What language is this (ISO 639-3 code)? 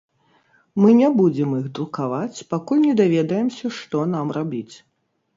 bel